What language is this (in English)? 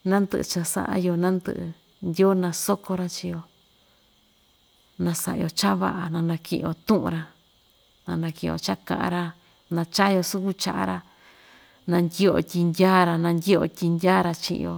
Ixtayutla Mixtec